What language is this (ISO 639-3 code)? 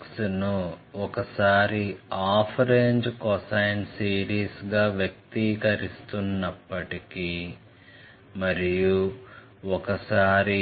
tel